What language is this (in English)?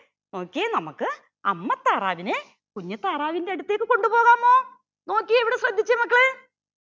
Malayalam